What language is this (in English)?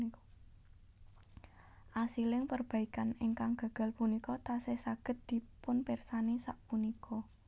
Javanese